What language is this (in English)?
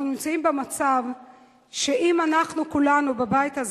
Hebrew